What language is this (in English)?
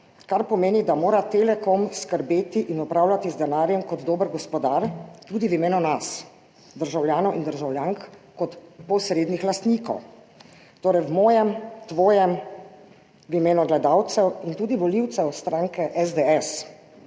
Slovenian